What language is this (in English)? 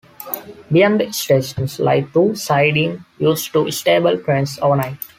English